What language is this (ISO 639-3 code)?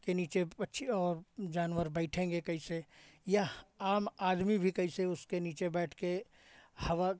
hin